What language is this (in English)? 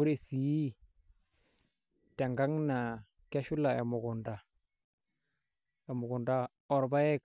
Masai